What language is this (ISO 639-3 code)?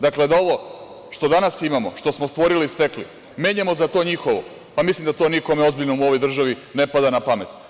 srp